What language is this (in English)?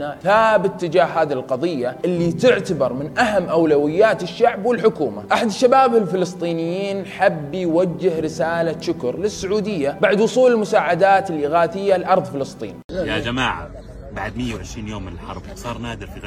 Arabic